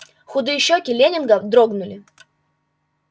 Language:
Russian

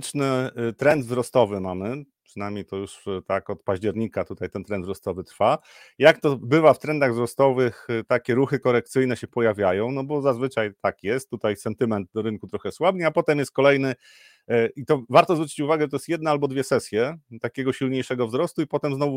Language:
Polish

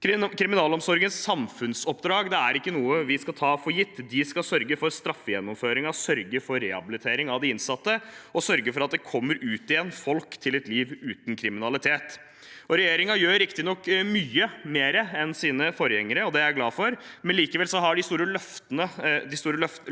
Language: Norwegian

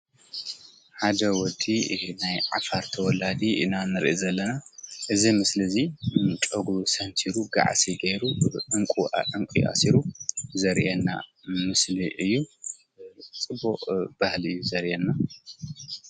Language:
Tigrinya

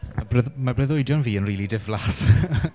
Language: Welsh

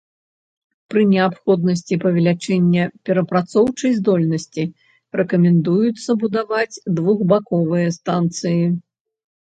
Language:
Belarusian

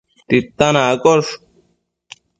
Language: Matsés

